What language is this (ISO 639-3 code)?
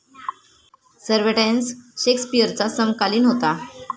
mar